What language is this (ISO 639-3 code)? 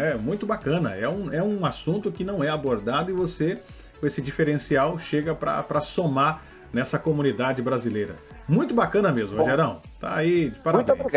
por